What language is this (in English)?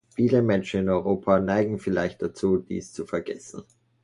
German